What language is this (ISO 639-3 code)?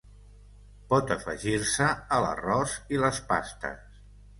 cat